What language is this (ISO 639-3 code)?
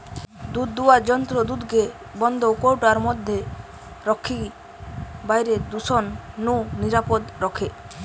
ben